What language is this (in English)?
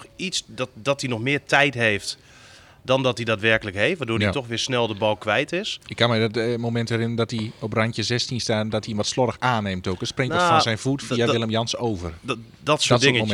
Dutch